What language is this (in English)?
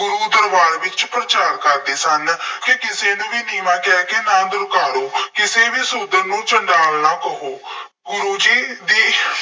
Punjabi